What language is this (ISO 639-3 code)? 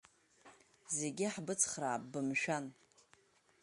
abk